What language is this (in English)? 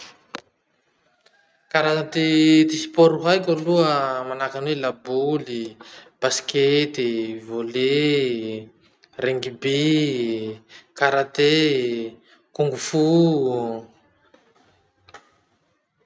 Masikoro Malagasy